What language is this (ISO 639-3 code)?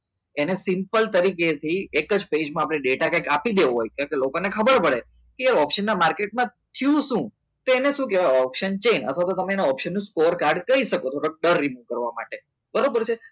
guj